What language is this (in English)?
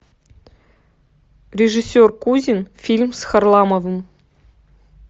Russian